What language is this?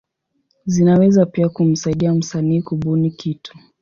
Swahili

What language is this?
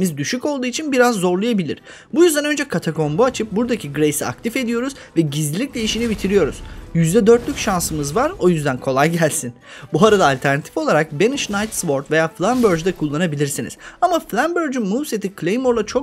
Turkish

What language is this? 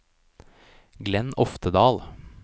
Norwegian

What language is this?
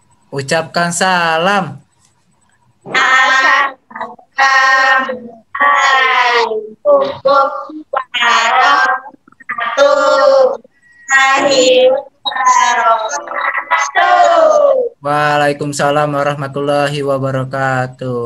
Indonesian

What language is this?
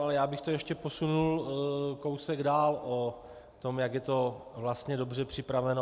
Czech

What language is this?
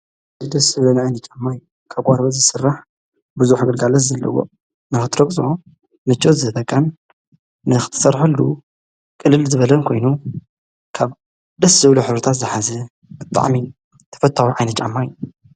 Tigrinya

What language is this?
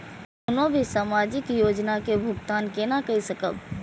Maithili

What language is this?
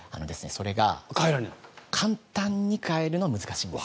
Japanese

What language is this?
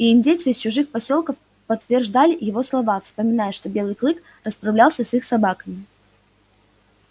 Russian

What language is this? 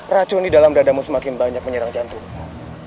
Indonesian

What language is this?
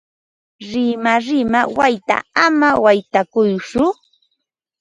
Ambo-Pasco Quechua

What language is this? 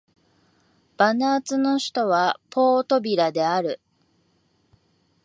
Japanese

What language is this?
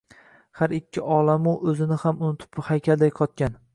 Uzbek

